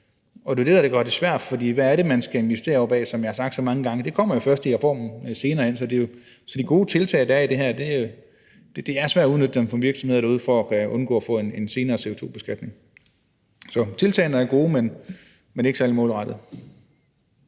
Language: Danish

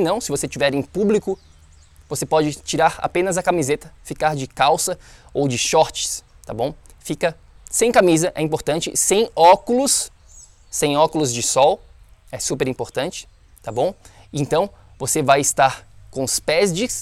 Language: Portuguese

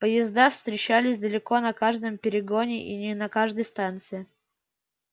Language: Russian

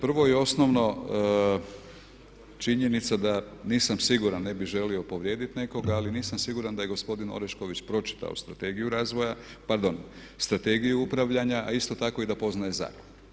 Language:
Croatian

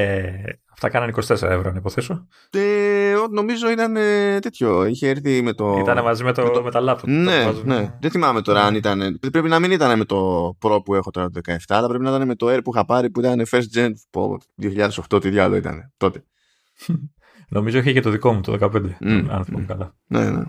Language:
Greek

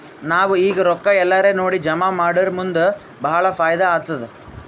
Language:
Kannada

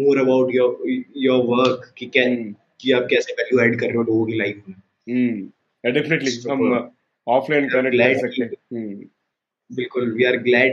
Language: Hindi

